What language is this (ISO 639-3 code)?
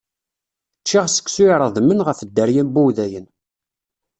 kab